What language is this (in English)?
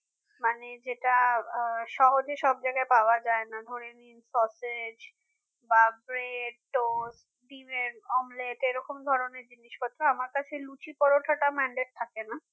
Bangla